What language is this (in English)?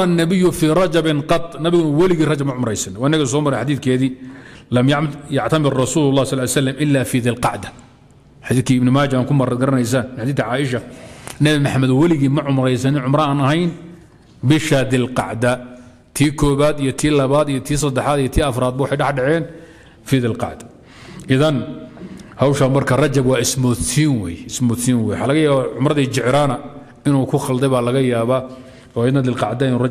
Arabic